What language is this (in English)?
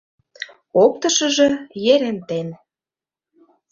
Mari